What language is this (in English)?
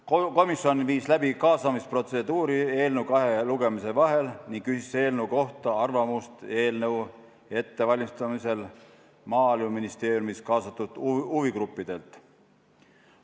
Estonian